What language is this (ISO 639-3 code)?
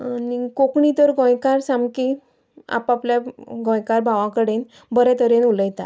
kok